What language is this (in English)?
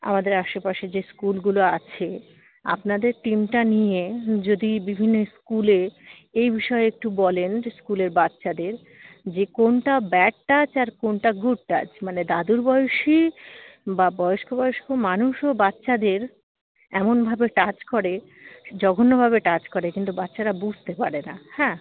Bangla